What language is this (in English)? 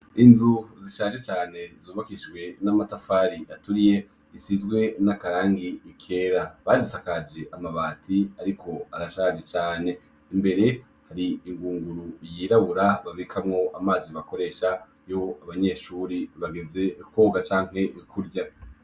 Rundi